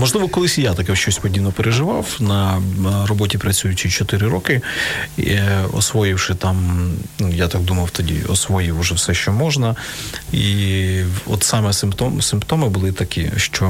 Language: Ukrainian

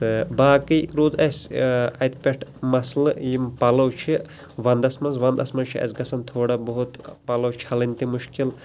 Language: Kashmiri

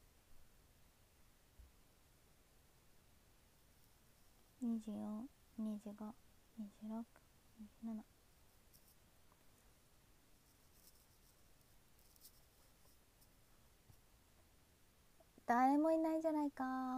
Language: Japanese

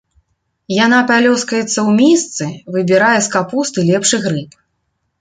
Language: Belarusian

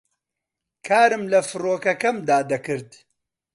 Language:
Central Kurdish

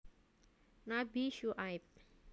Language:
Javanese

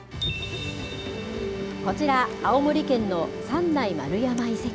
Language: Japanese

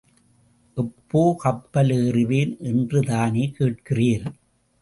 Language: Tamil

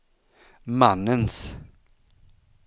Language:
Swedish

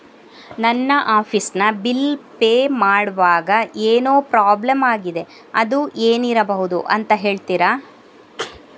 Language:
Kannada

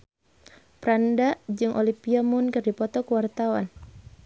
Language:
Sundanese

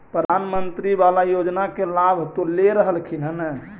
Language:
Magahi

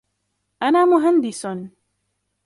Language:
Arabic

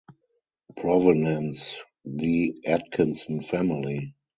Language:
English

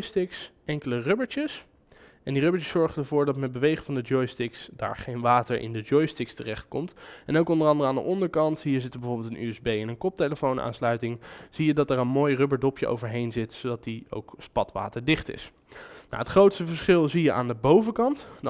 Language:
Dutch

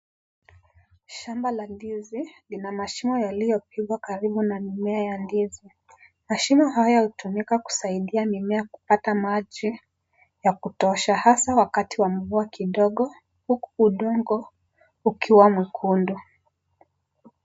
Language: Swahili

